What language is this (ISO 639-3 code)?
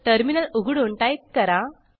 mar